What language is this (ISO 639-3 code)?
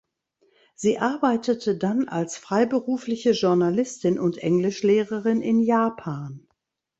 deu